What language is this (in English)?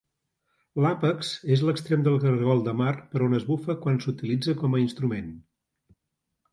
Catalan